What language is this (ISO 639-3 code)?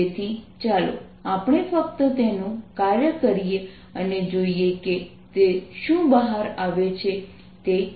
guj